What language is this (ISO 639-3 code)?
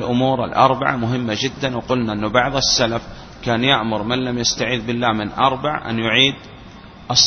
ara